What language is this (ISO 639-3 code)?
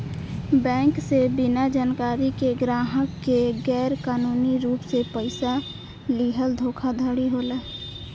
bho